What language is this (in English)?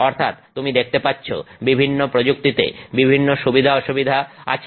Bangla